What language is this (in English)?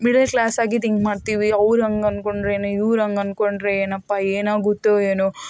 Kannada